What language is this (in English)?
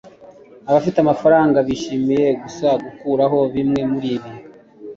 Kinyarwanda